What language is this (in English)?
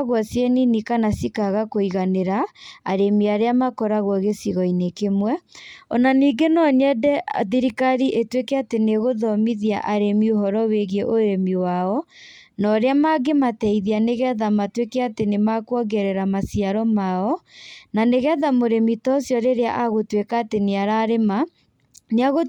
Kikuyu